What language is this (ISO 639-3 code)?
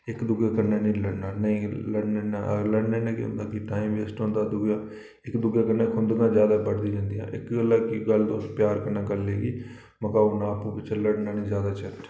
doi